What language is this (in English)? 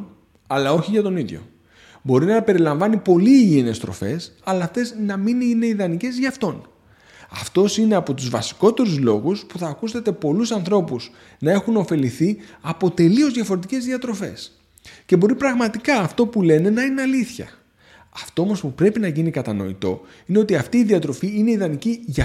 Greek